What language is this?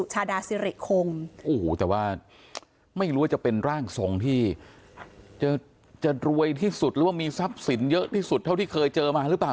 Thai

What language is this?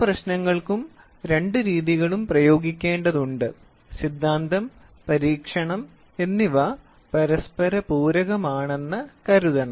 Malayalam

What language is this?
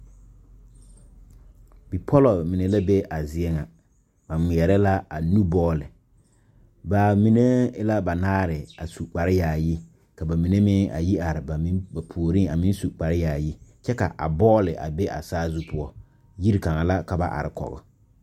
Southern Dagaare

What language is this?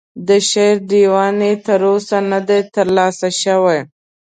Pashto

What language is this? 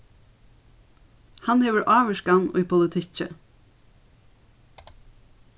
Faroese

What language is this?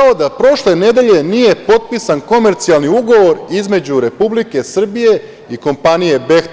Serbian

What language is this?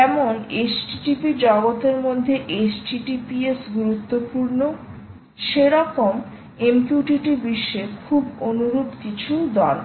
Bangla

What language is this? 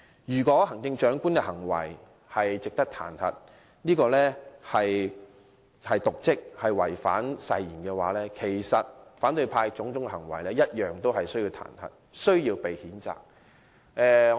Cantonese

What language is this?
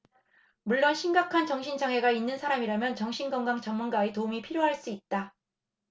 Korean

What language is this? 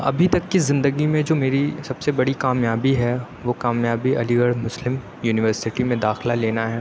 Urdu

